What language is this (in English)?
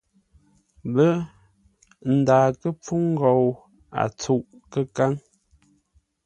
Ngombale